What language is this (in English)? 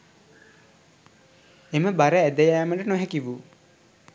Sinhala